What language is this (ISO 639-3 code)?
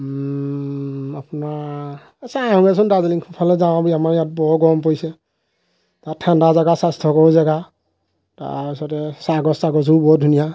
asm